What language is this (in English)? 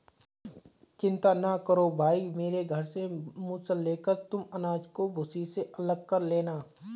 Hindi